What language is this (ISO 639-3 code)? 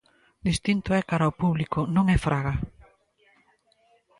glg